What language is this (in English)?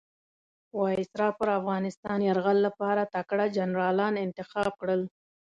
Pashto